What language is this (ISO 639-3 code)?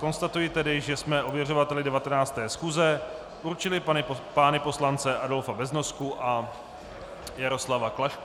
ces